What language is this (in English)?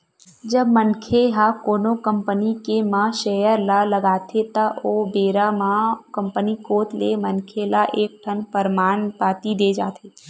Chhattisgarhi